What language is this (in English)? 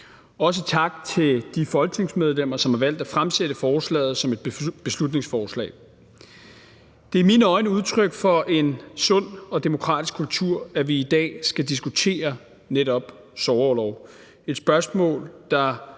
Danish